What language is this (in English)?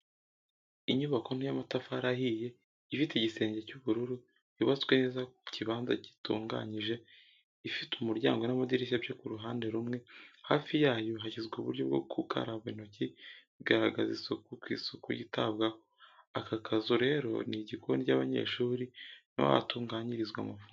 Kinyarwanda